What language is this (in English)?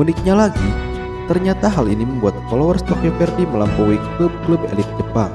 Indonesian